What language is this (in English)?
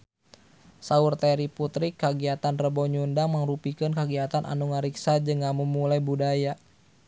Sundanese